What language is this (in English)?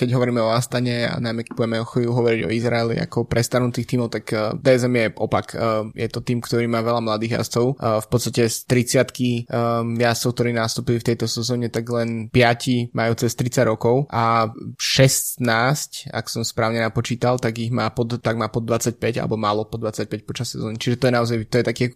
Slovak